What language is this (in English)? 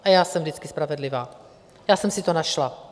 Czech